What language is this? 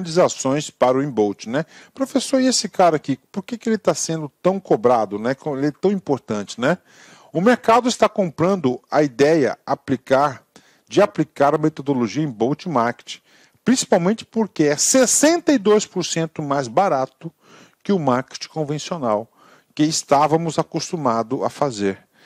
Portuguese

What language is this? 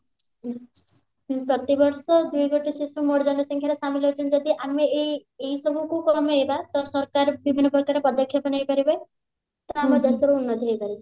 Odia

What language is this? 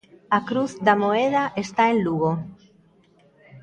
Galician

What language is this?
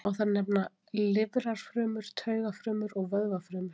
Icelandic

